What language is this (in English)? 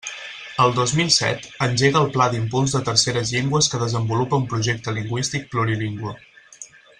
Catalan